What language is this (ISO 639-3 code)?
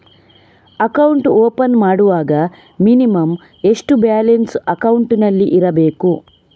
kan